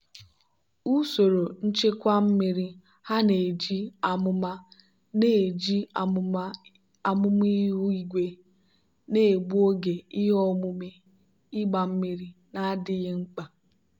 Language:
Igbo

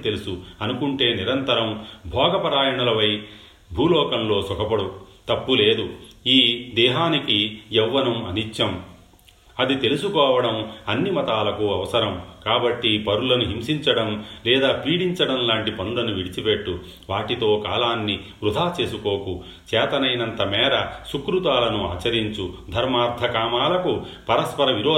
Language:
Telugu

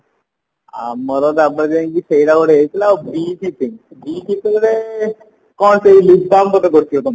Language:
Odia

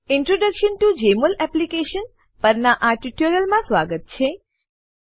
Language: Gujarati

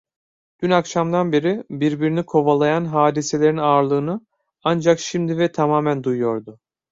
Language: Turkish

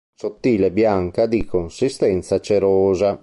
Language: Italian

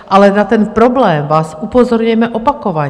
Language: Czech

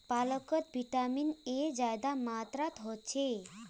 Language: Magahi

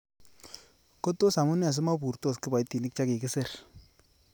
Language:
Kalenjin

